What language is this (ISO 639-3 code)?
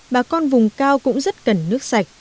vie